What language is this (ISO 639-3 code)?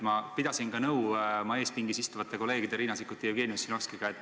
est